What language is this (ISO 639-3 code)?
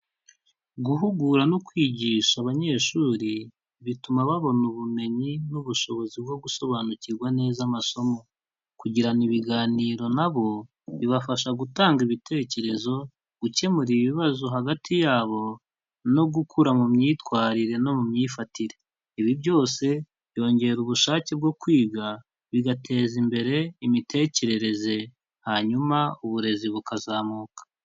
kin